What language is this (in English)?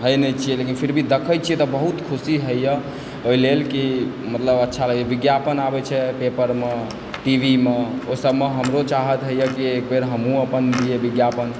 Maithili